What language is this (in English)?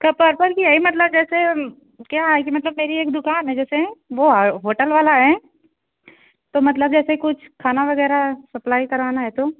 Hindi